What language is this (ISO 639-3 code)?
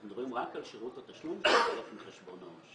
heb